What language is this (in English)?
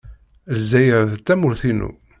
Kabyle